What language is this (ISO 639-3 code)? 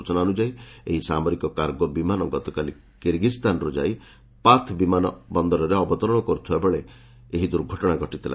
ori